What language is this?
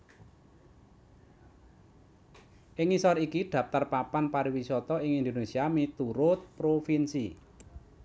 Javanese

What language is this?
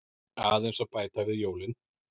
Icelandic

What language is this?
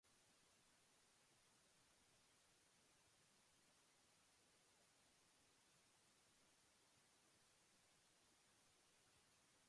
Spanish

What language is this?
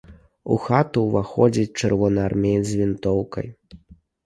Belarusian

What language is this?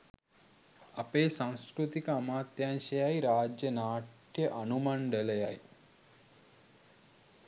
Sinhala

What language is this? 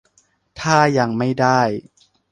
Thai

